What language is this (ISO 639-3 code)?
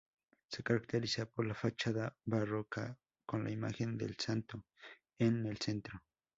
spa